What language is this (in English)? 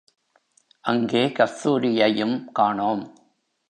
Tamil